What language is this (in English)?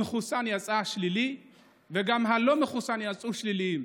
Hebrew